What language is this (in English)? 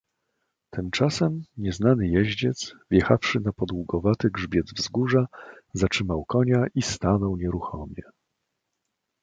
Polish